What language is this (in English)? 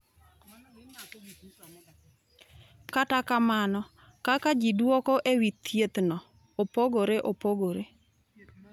Luo (Kenya and Tanzania)